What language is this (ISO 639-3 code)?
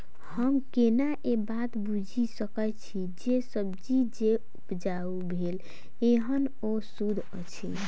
mai